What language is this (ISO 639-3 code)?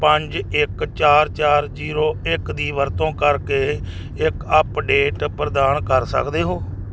pan